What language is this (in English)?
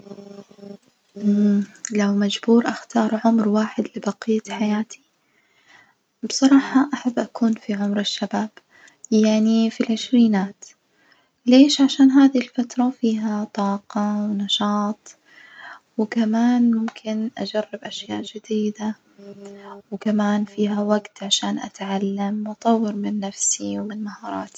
Najdi Arabic